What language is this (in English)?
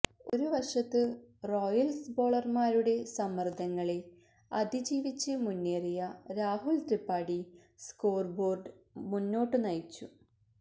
Malayalam